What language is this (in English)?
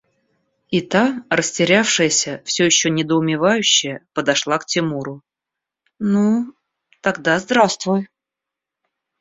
Russian